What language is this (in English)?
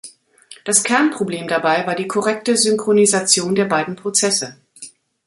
German